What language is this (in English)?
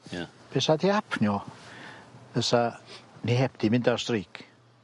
Welsh